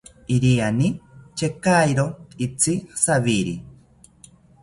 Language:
South Ucayali Ashéninka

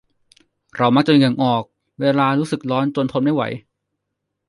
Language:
Thai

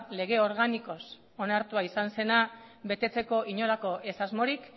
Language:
Basque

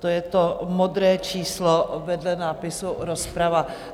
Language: Czech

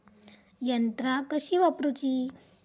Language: Marathi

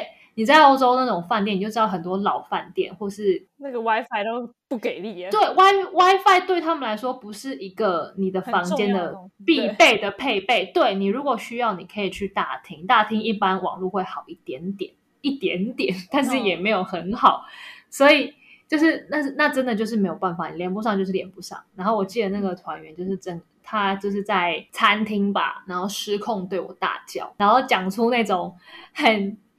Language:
Chinese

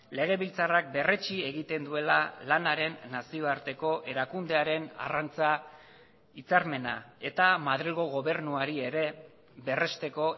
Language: Basque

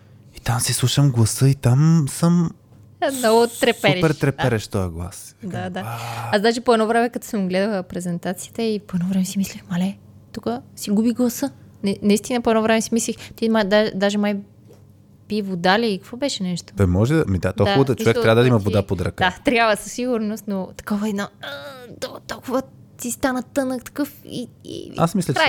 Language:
Bulgarian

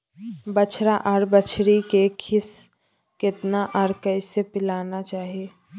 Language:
Maithili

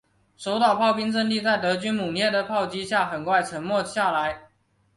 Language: Chinese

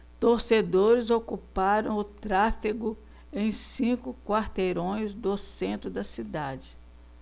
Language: Portuguese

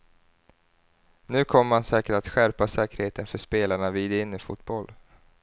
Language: Swedish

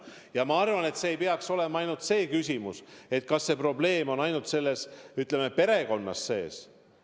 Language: Estonian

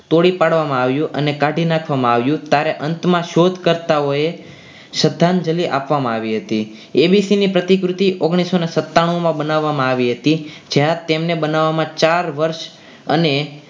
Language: Gujarati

